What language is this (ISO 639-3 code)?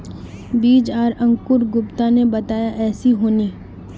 mag